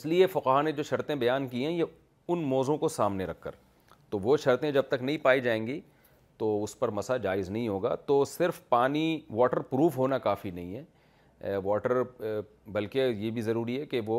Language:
Urdu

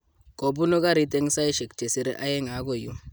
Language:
Kalenjin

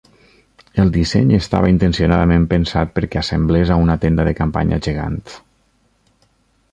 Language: Catalan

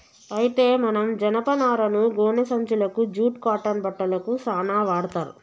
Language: Telugu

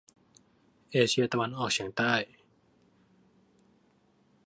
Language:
Thai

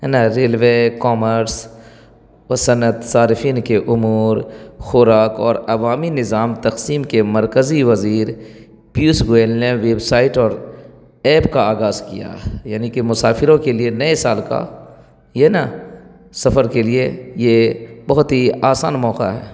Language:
Urdu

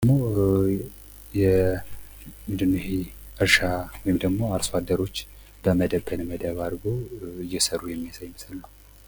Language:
Amharic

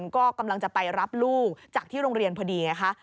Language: Thai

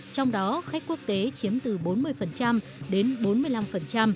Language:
Vietnamese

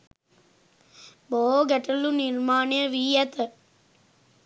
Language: Sinhala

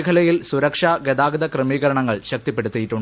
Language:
Malayalam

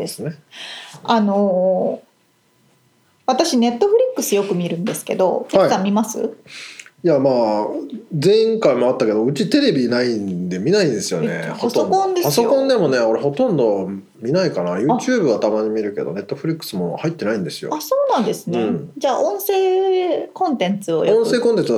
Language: Japanese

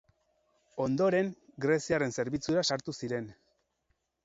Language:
Basque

